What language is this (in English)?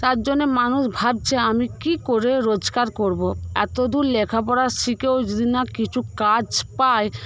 Bangla